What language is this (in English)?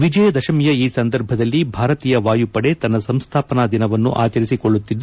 Kannada